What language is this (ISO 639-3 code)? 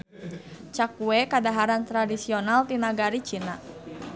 sun